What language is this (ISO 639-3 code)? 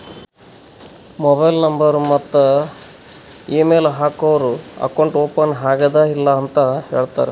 kan